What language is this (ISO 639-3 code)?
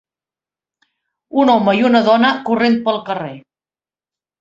cat